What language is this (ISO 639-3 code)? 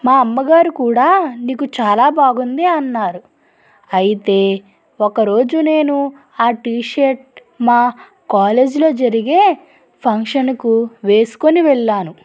tel